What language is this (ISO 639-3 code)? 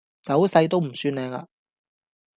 yue